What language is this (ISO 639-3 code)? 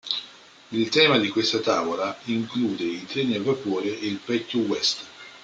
ita